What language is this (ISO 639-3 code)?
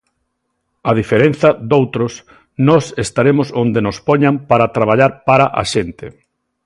glg